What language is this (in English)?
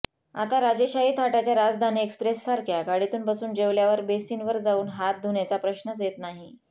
Marathi